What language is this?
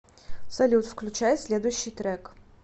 Russian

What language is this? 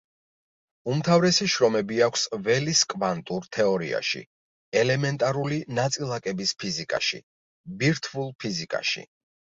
Georgian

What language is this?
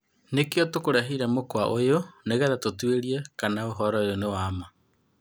Kikuyu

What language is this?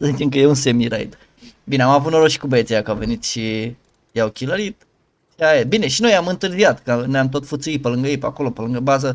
Romanian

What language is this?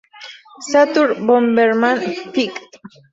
Spanish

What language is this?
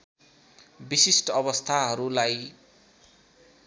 Nepali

